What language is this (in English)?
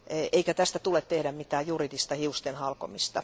Finnish